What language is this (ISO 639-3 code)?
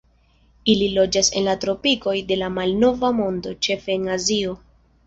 epo